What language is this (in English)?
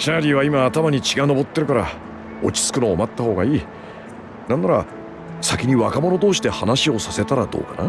Japanese